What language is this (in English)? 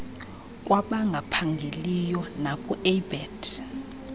Xhosa